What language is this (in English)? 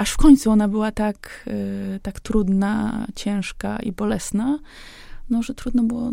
Polish